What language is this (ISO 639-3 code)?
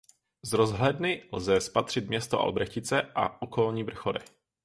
ces